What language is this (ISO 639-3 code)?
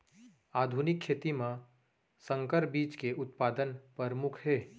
hne